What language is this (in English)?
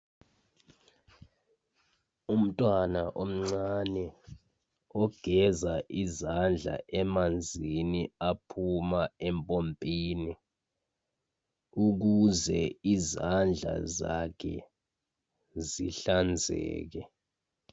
North Ndebele